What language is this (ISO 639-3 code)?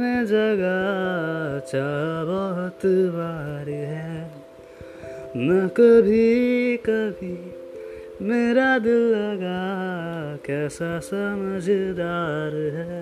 hin